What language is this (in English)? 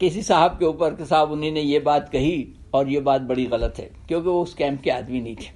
Urdu